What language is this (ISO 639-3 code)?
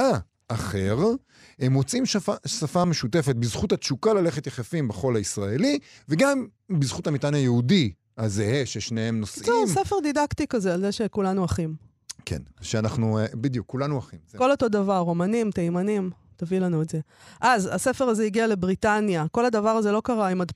heb